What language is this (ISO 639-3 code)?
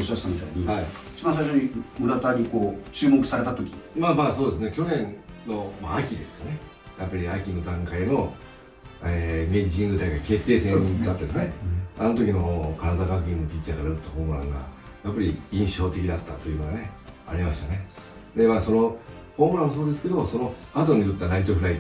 jpn